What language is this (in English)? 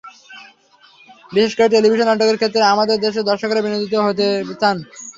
Bangla